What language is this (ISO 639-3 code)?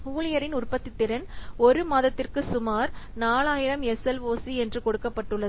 tam